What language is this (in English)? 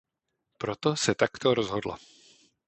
Czech